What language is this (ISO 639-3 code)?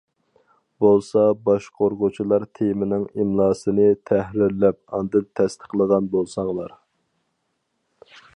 uig